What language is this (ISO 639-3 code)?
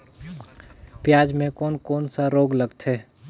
hne